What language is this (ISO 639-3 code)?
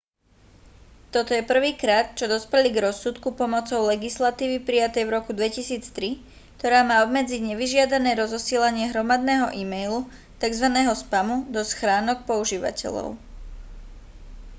slk